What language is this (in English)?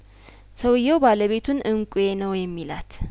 Amharic